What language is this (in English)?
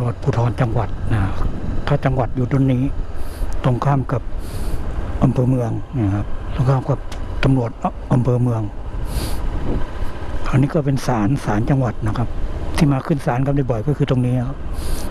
Thai